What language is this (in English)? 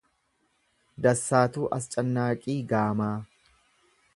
Oromo